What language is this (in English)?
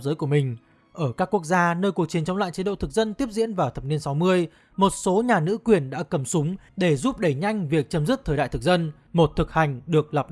Vietnamese